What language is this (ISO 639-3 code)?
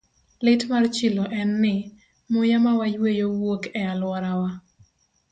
luo